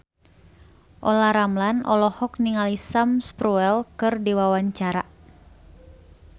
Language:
Sundanese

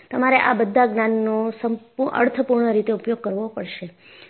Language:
Gujarati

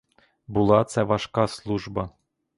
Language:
Ukrainian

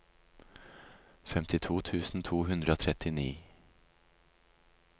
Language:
Norwegian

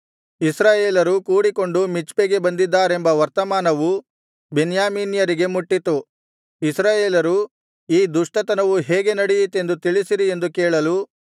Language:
Kannada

